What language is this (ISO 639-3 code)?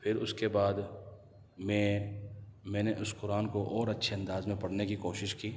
urd